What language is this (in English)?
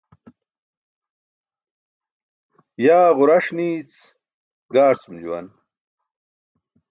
Burushaski